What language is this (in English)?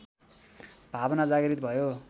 Nepali